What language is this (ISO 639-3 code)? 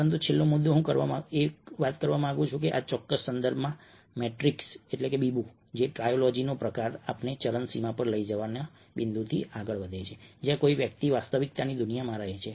guj